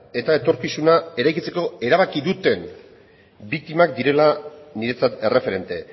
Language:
Basque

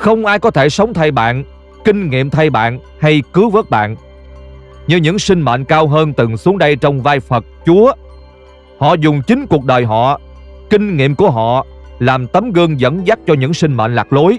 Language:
Vietnamese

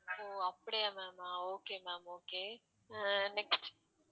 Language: Tamil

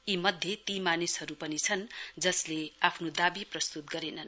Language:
Nepali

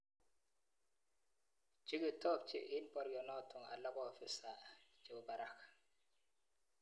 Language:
Kalenjin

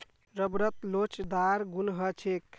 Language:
Magahi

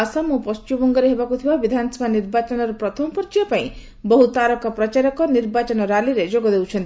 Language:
Odia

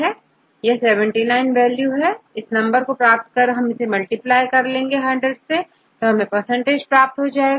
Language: Hindi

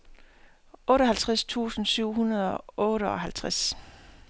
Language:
Danish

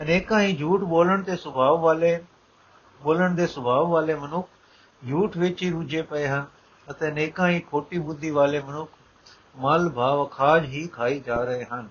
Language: Punjabi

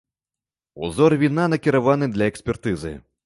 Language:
Belarusian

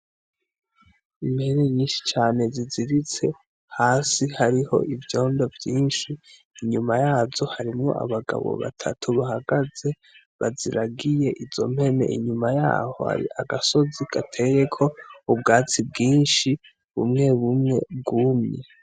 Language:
Rundi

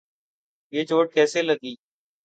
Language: Urdu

